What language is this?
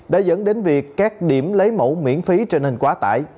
Vietnamese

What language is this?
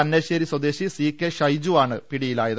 Malayalam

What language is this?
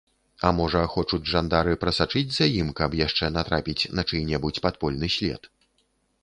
Belarusian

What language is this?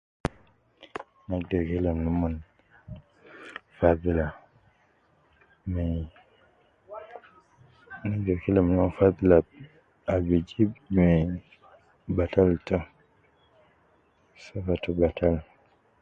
Nubi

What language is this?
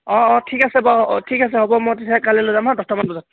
Assamese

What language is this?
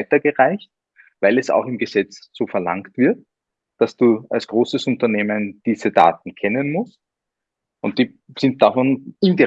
German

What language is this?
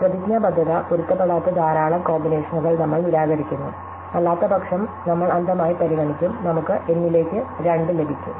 Malayalam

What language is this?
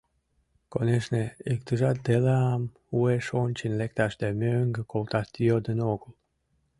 Mari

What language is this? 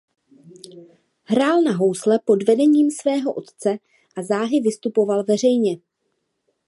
Czech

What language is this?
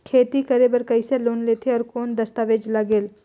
Chhattisgarhi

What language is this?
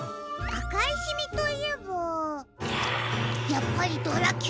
Japanese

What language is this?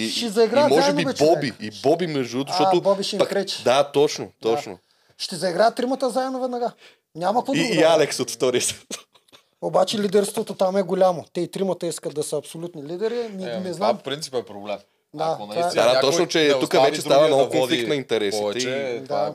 Bulgarian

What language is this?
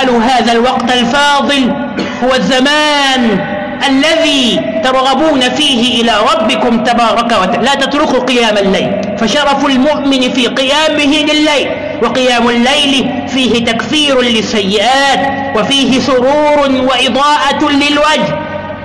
Arabic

